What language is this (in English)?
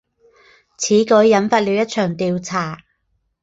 Chinese